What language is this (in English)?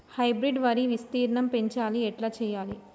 Telugu